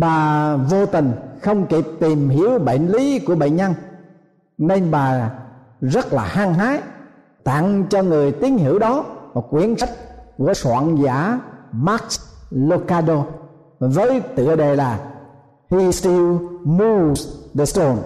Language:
Vietnamese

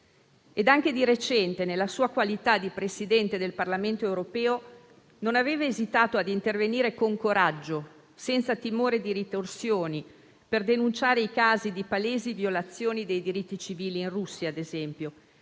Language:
Italian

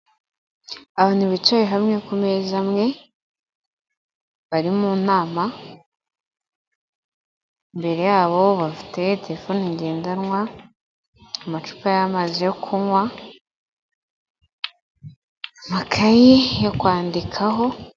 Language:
Kinyarwanda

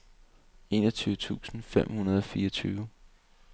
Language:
Danish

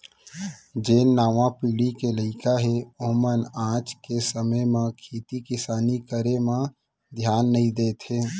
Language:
Chhattisgarhi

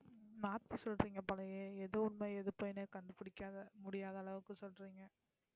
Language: Tamil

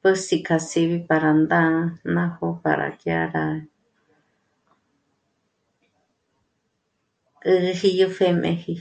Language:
Michoacán Mazahua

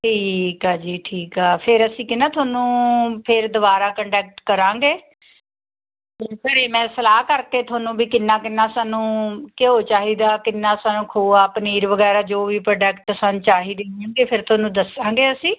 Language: Punjabi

